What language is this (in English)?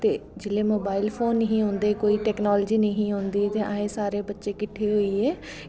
Dogri